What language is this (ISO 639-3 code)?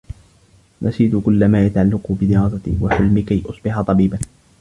ara